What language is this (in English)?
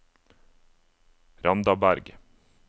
Norwegian